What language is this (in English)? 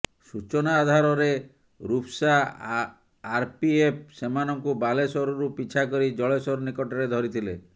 Odia